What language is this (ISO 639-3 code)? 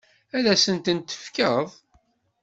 kab